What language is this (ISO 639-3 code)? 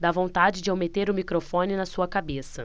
por